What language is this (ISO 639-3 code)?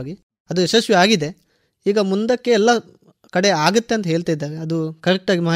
kan